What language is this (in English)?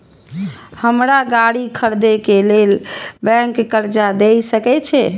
Maithili